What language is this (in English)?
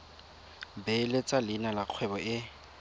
Tswana